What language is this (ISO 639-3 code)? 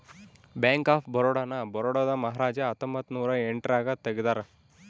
kan